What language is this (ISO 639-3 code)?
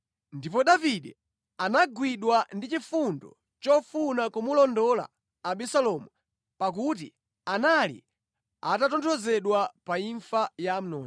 nya